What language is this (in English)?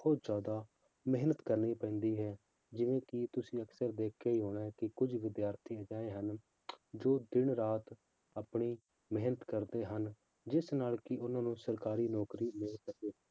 Punjabi